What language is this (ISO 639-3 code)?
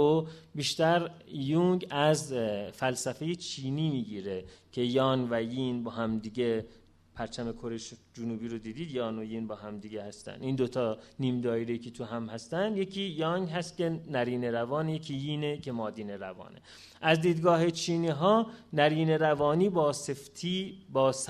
fas